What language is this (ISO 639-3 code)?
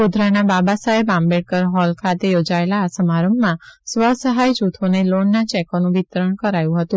guj